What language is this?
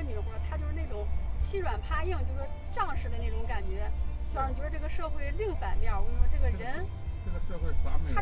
Chinese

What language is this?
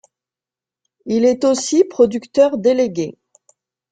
French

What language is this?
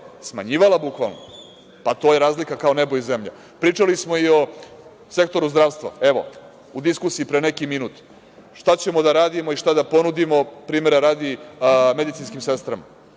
Serbian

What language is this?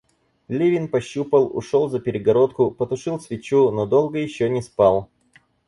Russian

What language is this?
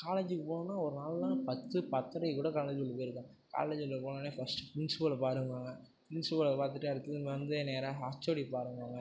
Tamil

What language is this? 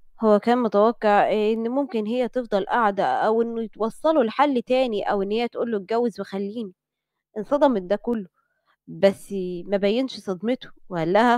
Arabic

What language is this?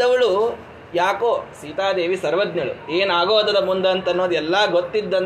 Kannada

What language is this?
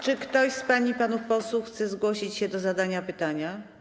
Polish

